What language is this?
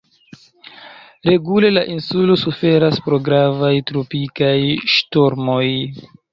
Esperanto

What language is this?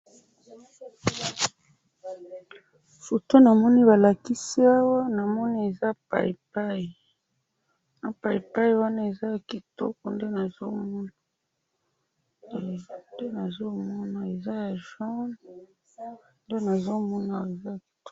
Lingala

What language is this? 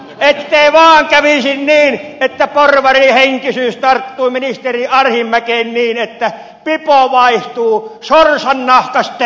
Finnish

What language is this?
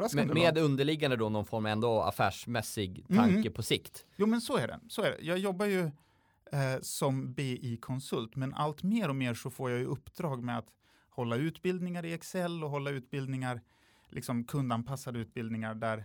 Swedish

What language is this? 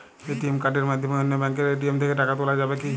Bangla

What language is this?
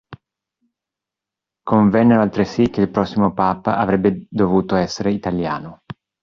Italian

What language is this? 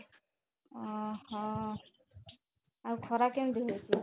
Odia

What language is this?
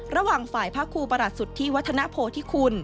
Thai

